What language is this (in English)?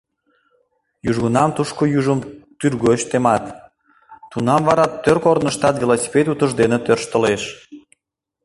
Mari